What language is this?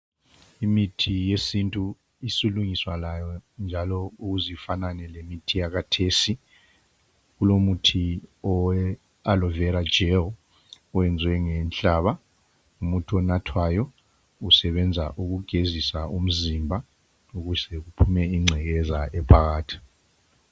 North Ndebele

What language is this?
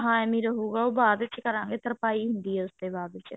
Punjabi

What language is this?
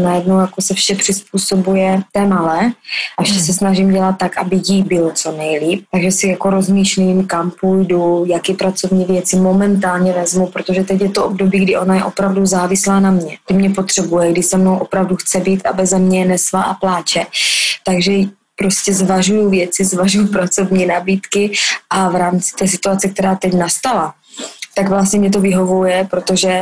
Czech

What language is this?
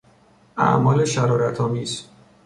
Persian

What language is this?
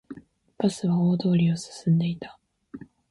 Japanese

